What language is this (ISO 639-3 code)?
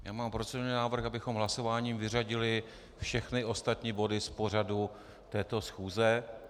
ces